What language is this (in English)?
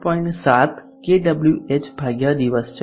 Gujarati